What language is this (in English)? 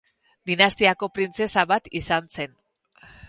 Basque